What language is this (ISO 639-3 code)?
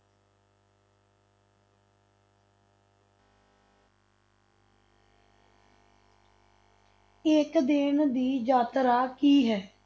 pan